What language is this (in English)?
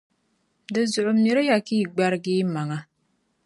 Dagbani